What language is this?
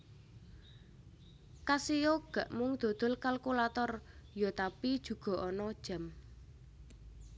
Javanese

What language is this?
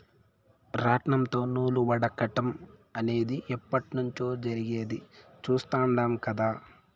Telugu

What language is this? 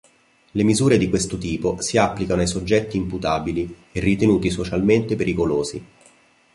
Italian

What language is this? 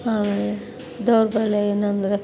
Kannada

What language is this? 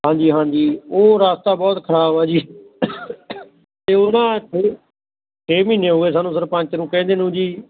Punjabi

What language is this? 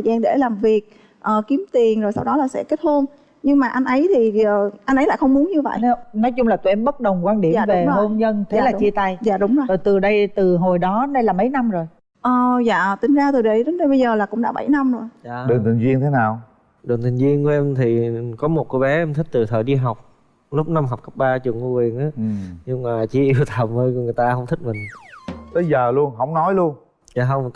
Vietnamese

